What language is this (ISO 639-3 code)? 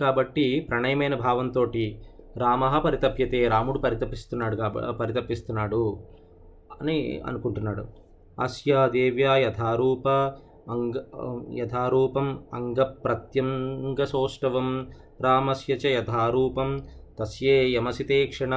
tel